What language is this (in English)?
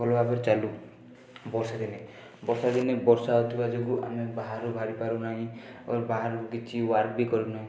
Odia